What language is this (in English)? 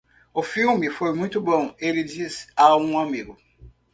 Portuguese